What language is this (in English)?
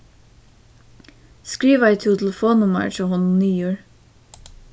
Faroese